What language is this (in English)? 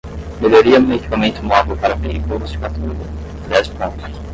Portuguese